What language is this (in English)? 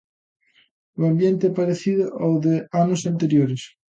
Galician